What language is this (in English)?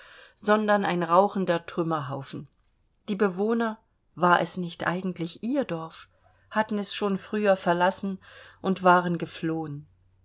German